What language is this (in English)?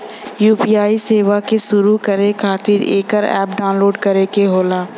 Bhojpuri